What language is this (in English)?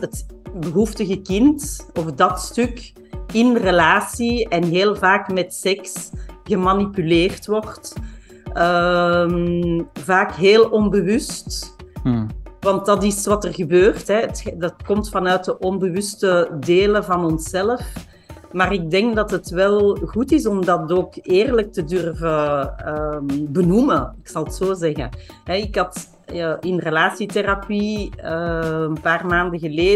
Dutch